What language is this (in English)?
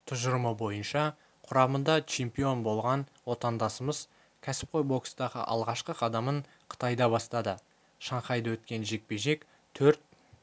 Kazakh